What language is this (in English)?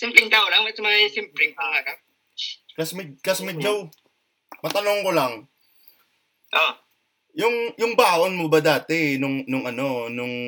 Filipino